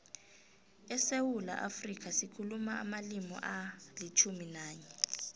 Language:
South Ndebele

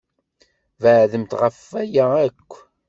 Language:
Kabyle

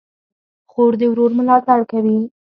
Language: Pashto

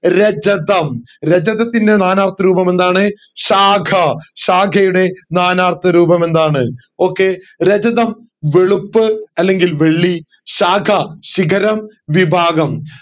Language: Malayalam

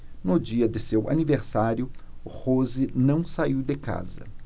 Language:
Portuguese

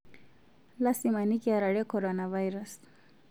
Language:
Masai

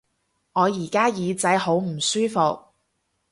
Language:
Cantonese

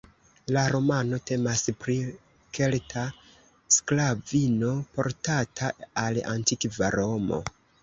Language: Esperanto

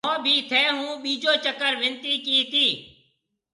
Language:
Marwari (Pakistan)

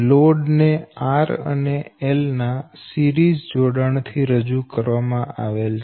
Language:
Gujarati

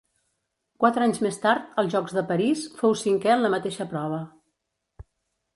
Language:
Catalan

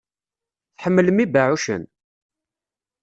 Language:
Kabyle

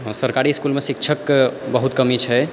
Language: Maithili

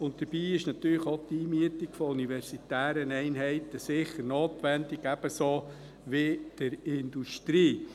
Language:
Swiss German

